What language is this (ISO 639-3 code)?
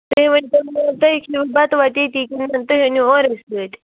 kas